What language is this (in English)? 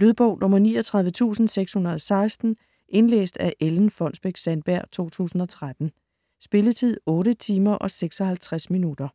Danish